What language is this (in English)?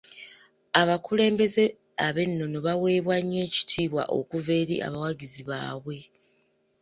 Ganda